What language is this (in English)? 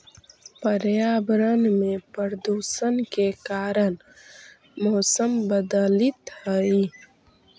Magahi